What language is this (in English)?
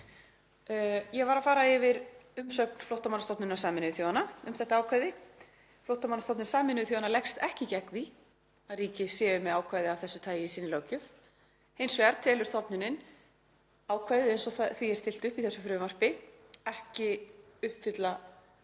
Icelandic